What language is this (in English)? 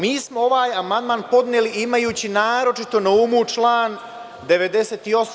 Serbian